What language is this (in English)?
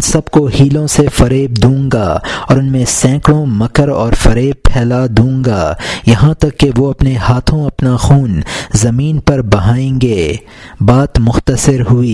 Urdu